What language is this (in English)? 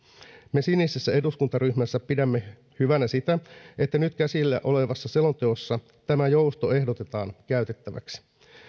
Finnish